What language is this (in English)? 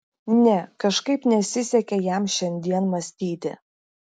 Lithuanian